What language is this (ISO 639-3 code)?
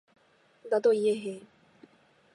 kor